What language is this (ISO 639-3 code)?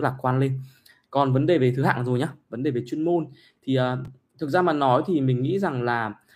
vie